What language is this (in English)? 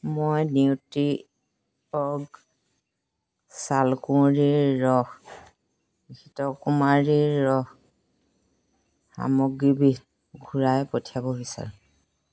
Assamese